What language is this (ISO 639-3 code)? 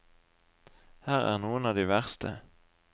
nor